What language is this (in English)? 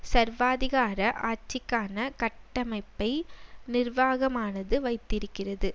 Tamil